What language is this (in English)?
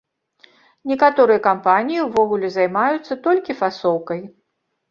Belarusian